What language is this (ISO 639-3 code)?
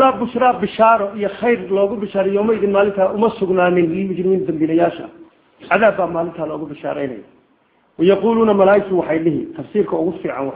ara